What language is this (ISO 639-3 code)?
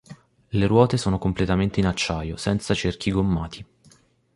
ita